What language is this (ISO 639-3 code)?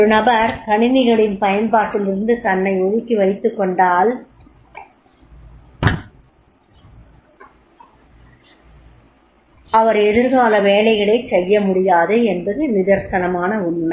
tam